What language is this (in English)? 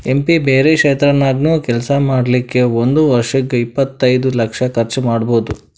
Kannada